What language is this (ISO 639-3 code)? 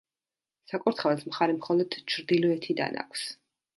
kat